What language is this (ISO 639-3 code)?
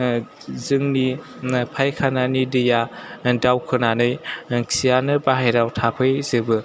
brx